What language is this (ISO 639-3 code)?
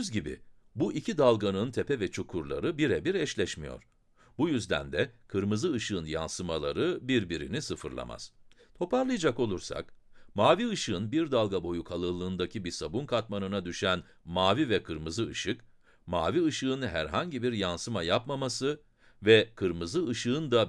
tur